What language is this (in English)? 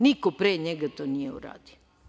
Serbian